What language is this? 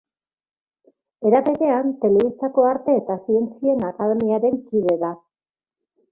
Basque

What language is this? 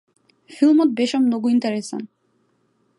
Macedonian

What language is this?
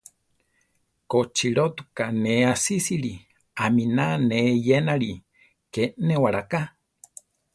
Central Tarahumara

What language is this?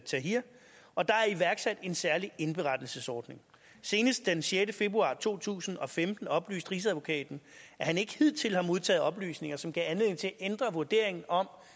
Danish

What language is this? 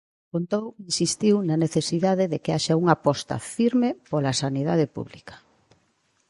Galician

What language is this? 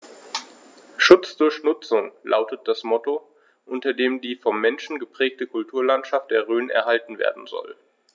German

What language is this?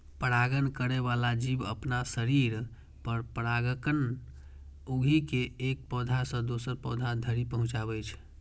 Maithili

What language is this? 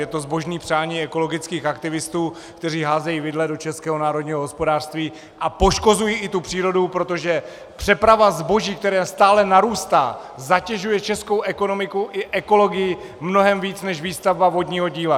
Czech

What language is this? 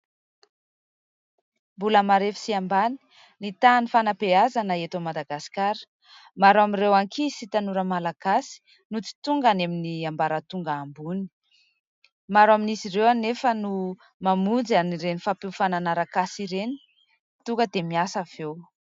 Malagasy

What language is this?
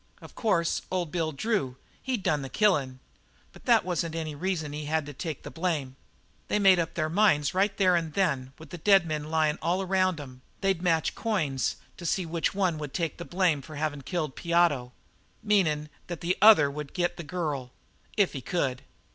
English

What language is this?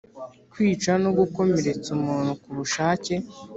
Kinyarwanda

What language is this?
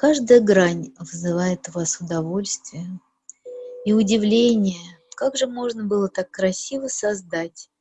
Russian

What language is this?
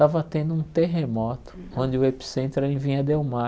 Portuguese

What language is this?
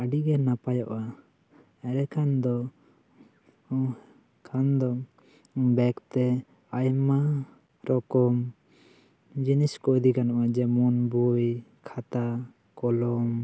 Santali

